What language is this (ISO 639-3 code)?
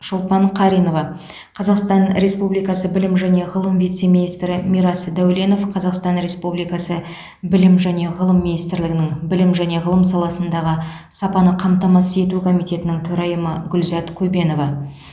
kaz